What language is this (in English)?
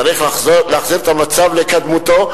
Hebrew